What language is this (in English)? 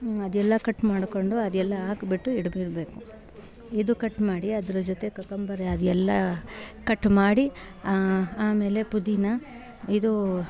Kannada